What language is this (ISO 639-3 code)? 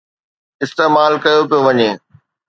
snd